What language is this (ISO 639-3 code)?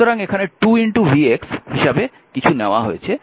ben